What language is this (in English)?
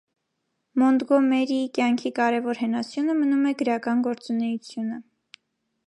Armenian